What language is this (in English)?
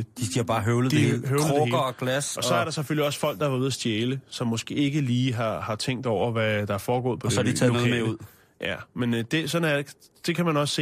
Danish